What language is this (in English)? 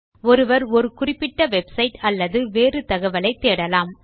Tamil